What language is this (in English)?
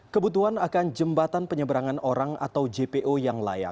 Indonesian